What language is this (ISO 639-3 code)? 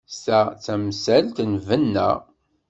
kab